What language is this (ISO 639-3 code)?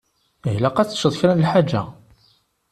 kab